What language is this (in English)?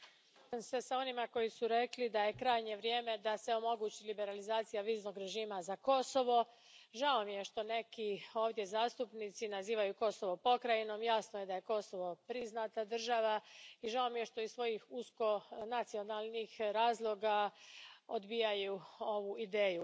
Croatian